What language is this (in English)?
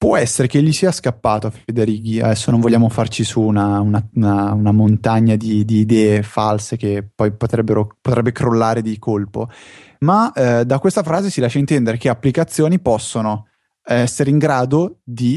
Italian